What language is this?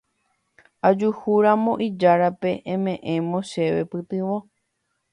Guarani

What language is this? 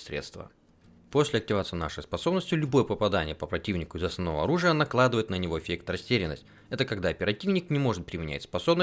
Russian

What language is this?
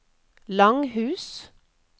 Norwegian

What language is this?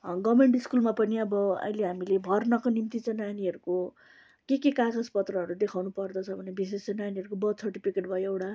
Nepali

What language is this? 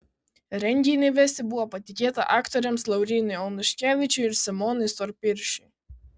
Lithuanian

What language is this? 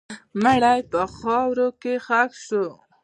Pashto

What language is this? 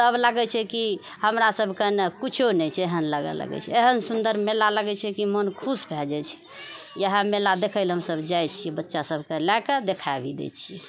Maithili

